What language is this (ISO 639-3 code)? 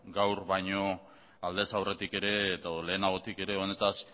eus